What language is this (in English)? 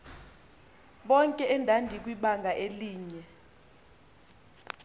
Xhosa